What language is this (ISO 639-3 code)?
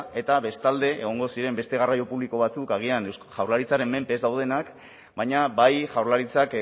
eus